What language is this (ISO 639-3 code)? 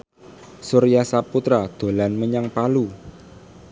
jav